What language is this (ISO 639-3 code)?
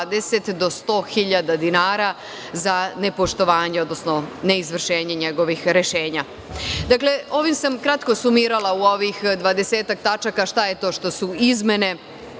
srp